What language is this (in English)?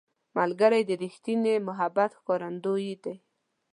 Pashto